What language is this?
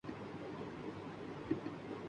Urdu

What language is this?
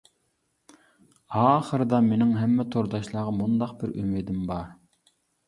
Uyghur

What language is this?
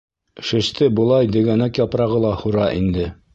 Bashkir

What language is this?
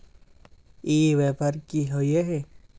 Magahi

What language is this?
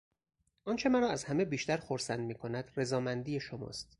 Persian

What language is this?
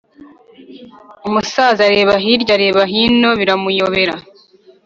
Kinyarwanda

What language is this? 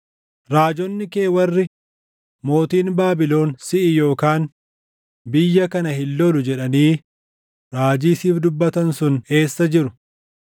Oromo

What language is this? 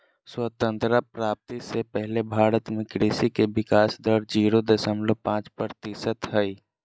Magahi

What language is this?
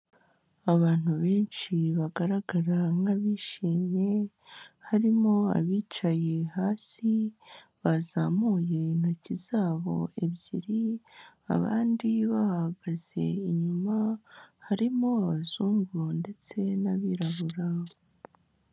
Kinyarwanda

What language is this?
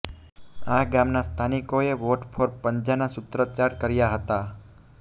Gujarati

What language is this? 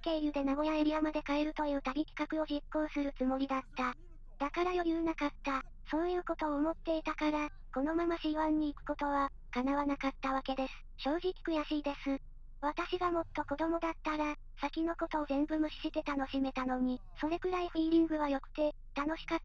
Japanese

